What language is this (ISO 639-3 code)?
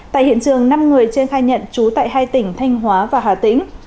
vie